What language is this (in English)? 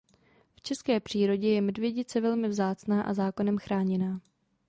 Czech